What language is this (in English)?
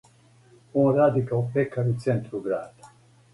Serbian